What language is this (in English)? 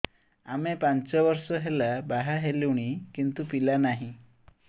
Odia